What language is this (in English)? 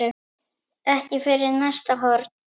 Icelandic